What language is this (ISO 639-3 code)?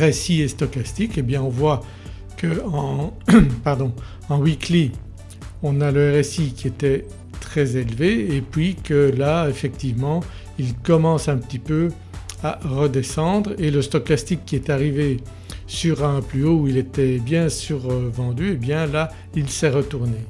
fra